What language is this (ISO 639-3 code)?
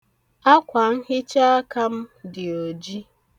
ibo